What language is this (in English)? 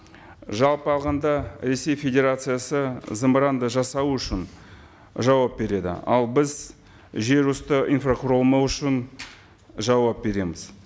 Kazakh